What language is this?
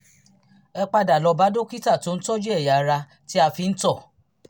Yoruba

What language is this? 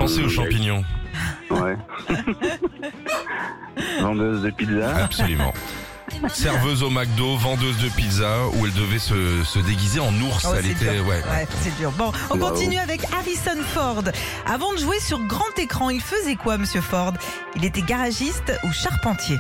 French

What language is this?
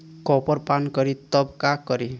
Bhojpuri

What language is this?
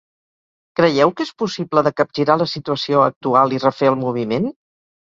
Catalan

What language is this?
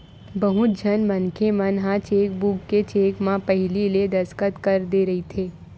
Chhattisgarhi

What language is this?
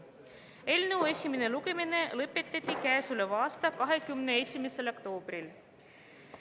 Estonian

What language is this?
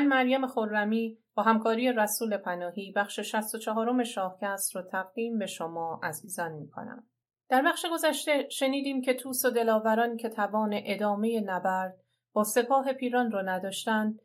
Persian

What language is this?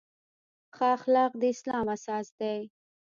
Pashto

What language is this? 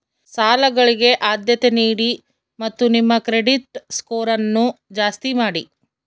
Kannada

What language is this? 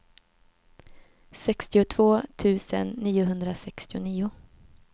Swedish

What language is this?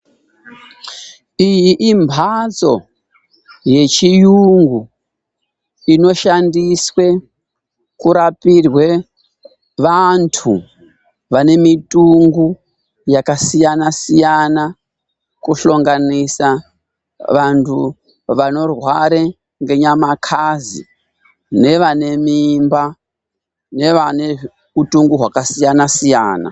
Ndau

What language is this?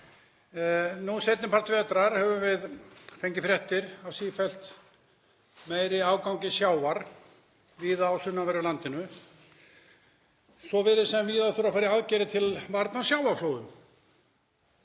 Icelandic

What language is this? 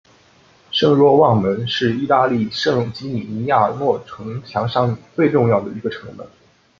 Chinese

